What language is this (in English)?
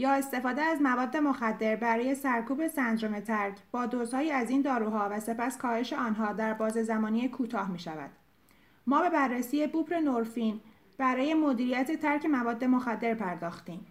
Persian